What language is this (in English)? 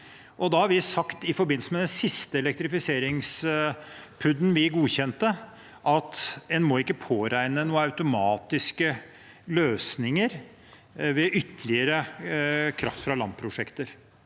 Norwegian